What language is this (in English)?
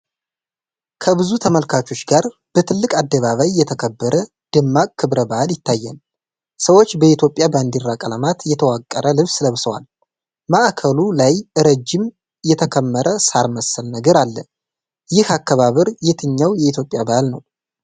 Amharic